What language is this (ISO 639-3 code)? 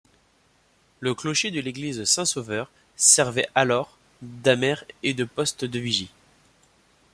fra